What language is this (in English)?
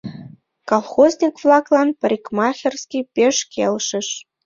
Mari